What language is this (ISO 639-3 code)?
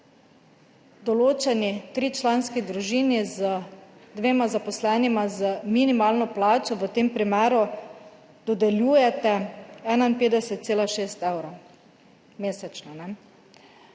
slv